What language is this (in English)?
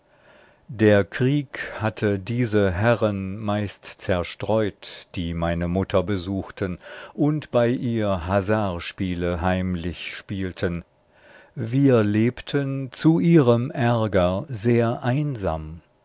German